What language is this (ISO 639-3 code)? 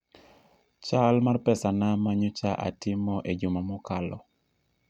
luo